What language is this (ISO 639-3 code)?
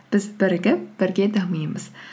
kaz